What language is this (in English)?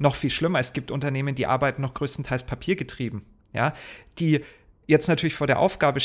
German